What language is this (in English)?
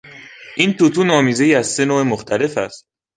Persian